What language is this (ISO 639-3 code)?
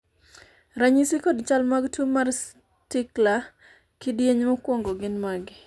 luo